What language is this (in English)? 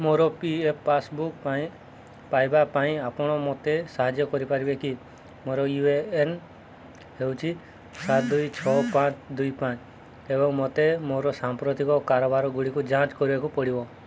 Odia